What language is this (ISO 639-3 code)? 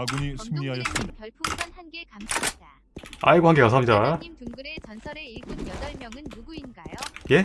kor